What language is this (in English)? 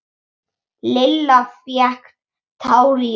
Icelandic